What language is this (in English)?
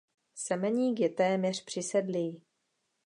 Czech